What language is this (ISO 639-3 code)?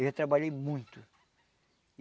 por